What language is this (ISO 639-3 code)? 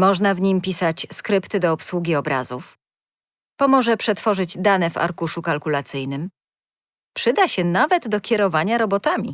pol